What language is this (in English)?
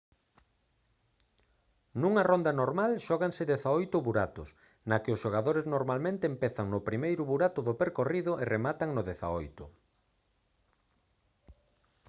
Galician